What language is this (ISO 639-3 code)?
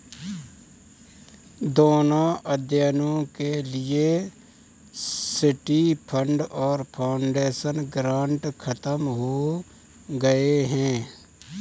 hin